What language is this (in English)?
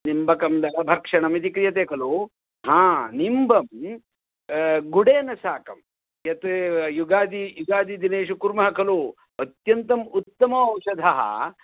Sanskrit